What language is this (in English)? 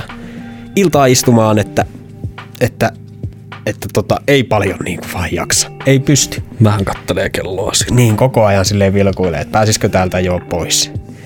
Finnish